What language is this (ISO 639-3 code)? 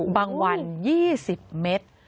tha